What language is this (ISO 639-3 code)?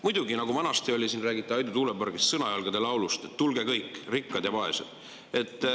est